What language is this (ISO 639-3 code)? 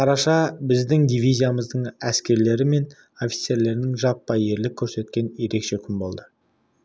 kaz